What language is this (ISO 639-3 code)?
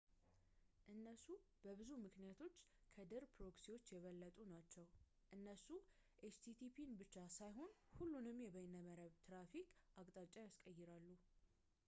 amh